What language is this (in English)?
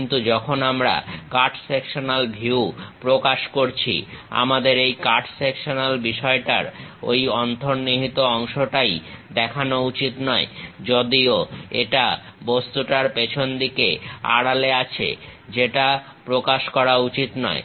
Bangla